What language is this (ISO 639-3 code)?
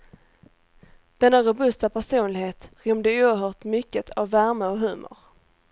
swe